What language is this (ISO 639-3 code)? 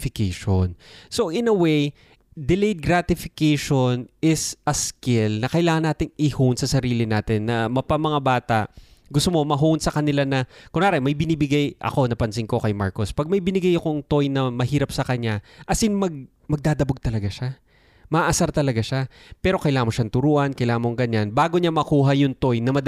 fil